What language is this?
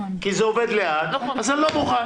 Hebrew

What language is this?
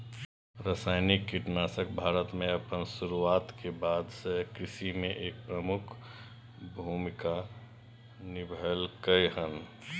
Maithili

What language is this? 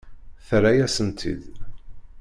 Kabyle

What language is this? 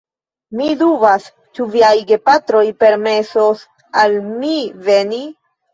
Esperanto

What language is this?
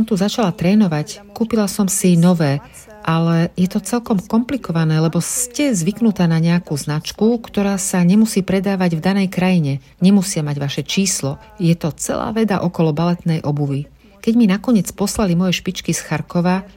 Slovak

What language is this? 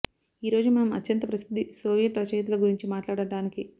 Telugu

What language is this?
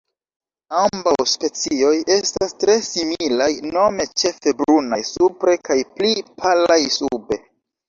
Esperanto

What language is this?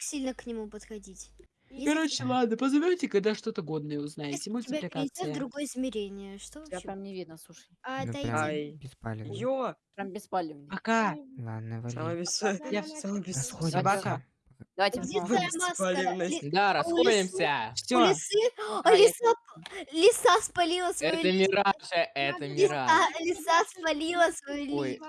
Russian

